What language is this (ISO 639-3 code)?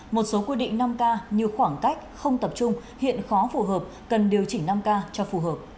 vie